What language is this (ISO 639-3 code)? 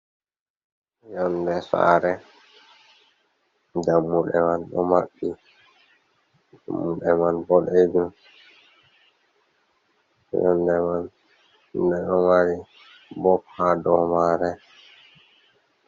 ful